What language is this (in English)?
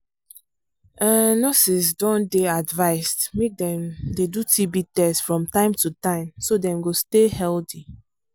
Nigerian Pidgin